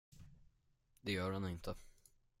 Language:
Swedish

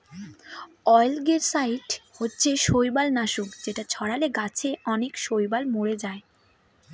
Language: Bangla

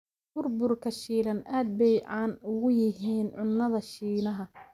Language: Somali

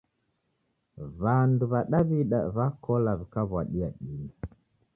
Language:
Taita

